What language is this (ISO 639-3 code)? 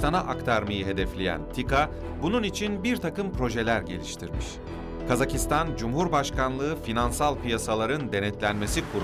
tur